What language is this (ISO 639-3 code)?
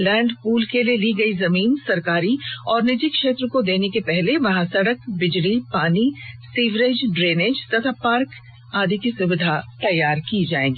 hin